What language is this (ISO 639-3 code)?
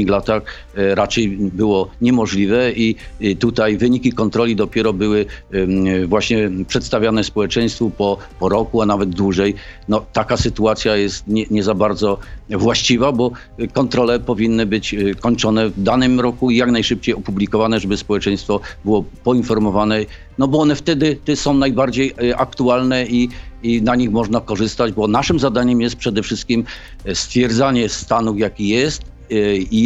pol